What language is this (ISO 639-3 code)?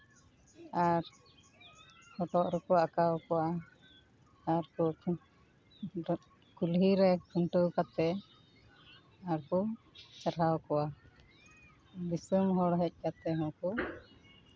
sat